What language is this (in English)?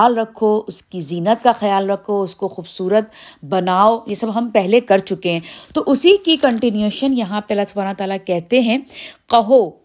Urdu